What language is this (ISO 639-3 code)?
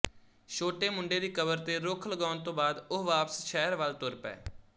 pan